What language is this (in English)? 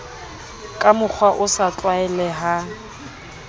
Southern Sotho